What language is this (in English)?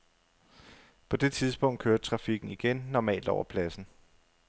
Danish